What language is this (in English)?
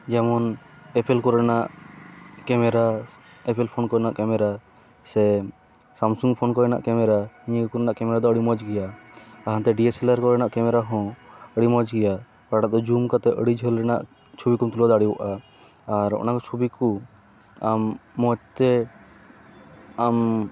Santali